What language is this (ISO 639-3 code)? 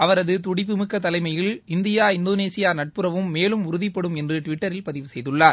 tam